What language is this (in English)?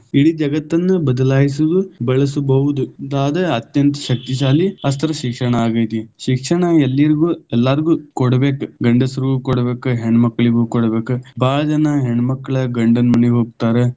Kannada